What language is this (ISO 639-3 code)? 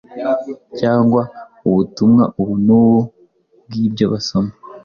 kin